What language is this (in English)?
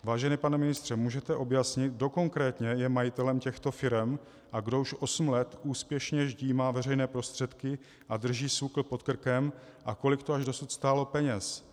Czech